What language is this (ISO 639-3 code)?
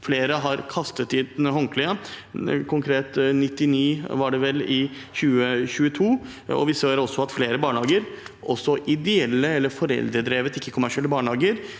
nor